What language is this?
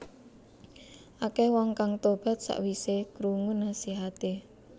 Javanese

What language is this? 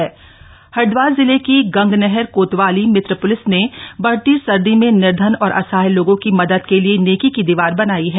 Hindi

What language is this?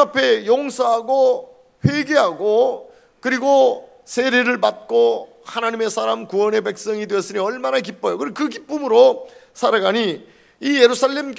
Korean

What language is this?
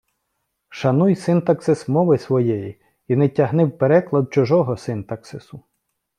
Ukrainian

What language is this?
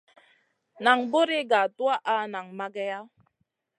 Masana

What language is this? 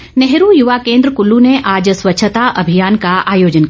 Hindi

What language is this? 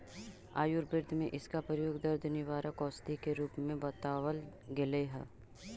Magahi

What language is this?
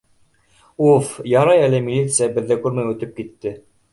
Bashkir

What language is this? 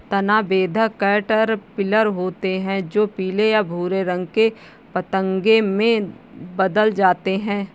Hindi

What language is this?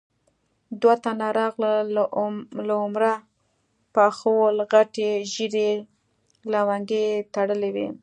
Pashto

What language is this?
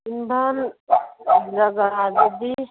Manipuri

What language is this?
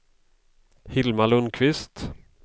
Swedish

